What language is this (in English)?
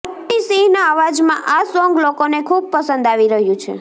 Gujarati